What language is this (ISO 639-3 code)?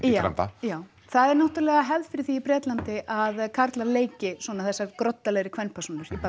isl